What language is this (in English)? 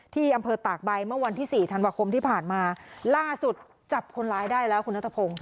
Thai